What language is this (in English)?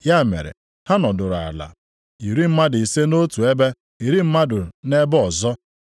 Igbo